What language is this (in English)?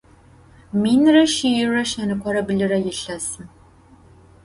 Adyghe